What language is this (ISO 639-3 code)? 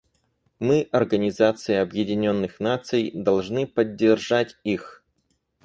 rus